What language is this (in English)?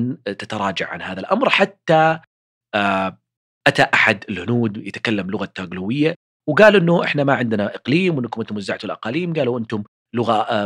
Arabic